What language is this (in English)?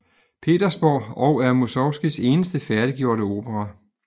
Danish